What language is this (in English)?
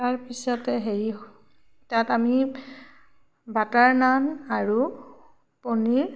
Assamese